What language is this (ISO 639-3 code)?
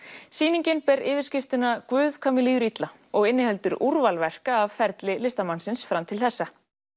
isl